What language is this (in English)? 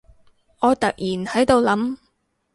Cantonese